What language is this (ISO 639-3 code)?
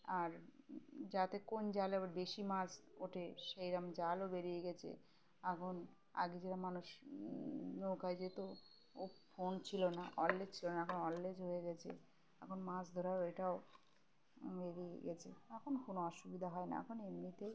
ben